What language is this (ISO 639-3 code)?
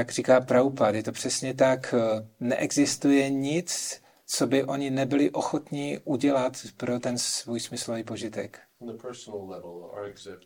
ces